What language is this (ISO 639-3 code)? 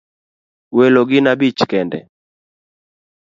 luo